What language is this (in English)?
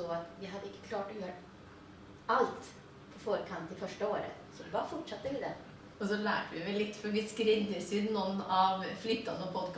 Norwegian